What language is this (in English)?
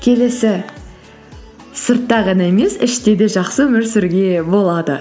Kazakh